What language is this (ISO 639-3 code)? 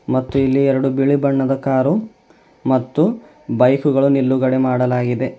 kan